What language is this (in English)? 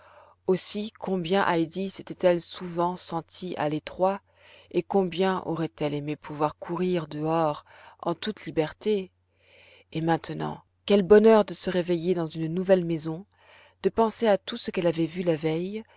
French